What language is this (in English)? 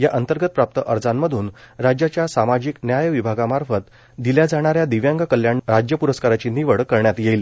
Marathi